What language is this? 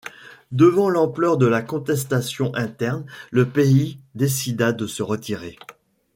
French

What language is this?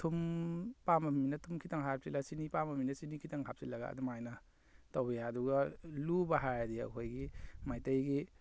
Manipuri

